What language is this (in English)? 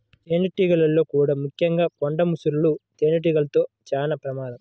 Telugu